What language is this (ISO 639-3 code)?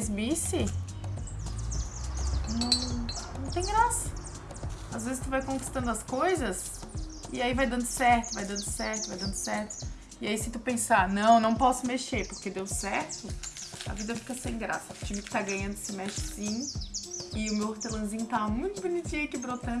por